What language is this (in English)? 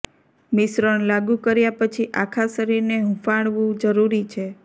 Gujarati